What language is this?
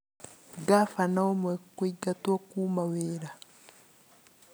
Kikuyu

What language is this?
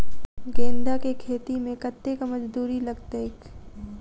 Maithili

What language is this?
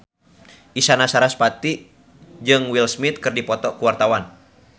Sundanese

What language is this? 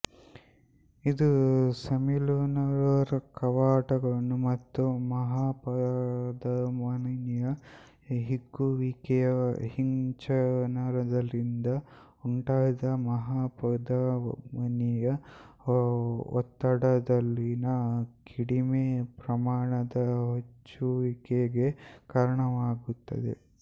Kannada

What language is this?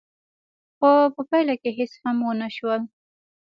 Pashto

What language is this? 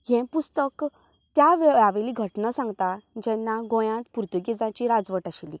Konkani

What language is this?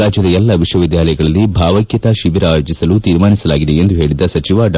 Kannada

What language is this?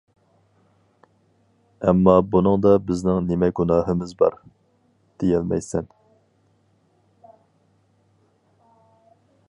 Uyghur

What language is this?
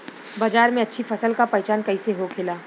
Bhojpuri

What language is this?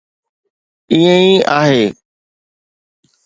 Sindhi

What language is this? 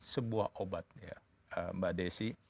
Indonesian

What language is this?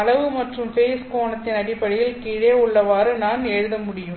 Tamil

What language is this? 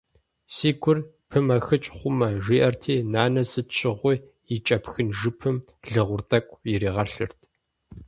Kabardian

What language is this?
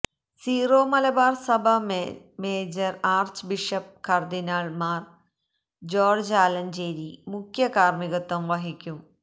Malayalam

